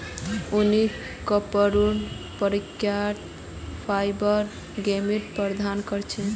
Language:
Magahi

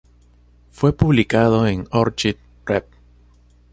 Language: Spanish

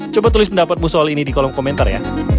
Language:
Indonesian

